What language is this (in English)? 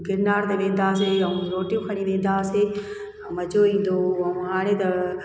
Sindhi